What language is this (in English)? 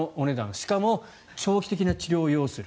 Japanese